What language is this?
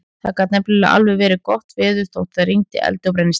Icelandic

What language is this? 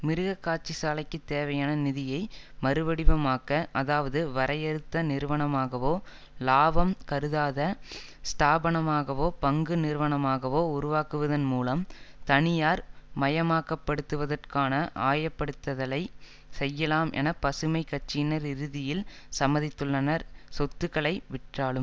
Tamil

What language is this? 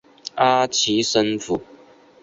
Chinese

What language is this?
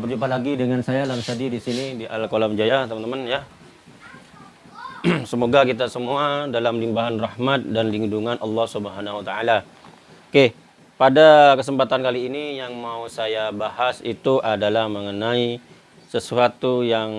Indonesian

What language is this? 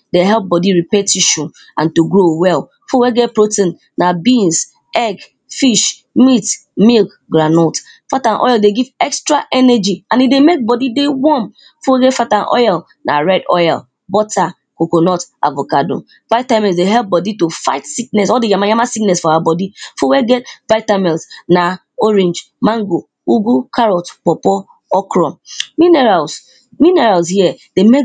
Nigerian Pidgin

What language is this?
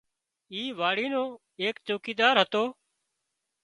Wadiyara Koli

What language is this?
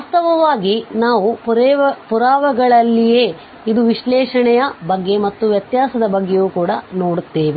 Kannada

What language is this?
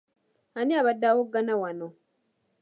Ganda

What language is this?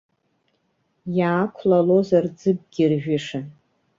Abkhazian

